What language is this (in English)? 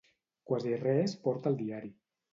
Catalan